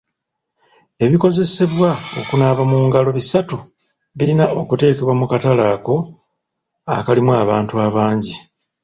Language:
Ganda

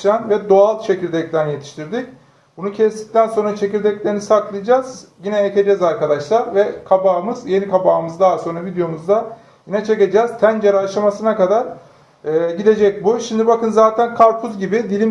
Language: Turkish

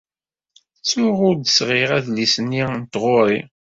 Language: Kabyle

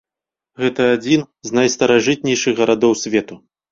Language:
Belarusian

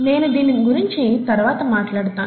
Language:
Telugu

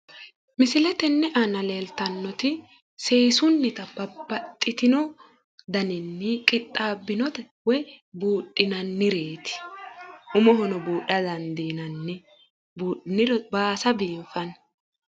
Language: Sidamo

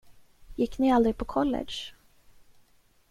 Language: Swedish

